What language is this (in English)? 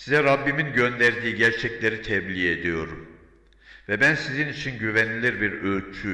Turkish